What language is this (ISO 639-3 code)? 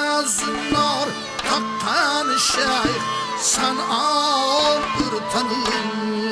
uzb